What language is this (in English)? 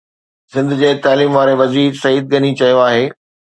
Sindhi